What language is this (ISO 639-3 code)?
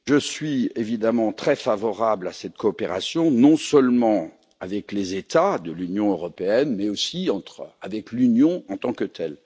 fra